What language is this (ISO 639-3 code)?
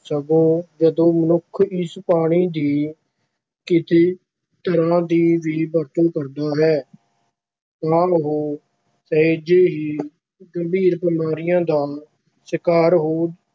pan